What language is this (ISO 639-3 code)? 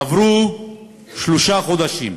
heb